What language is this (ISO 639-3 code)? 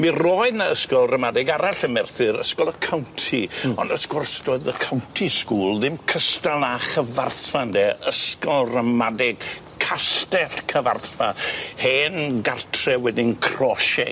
cym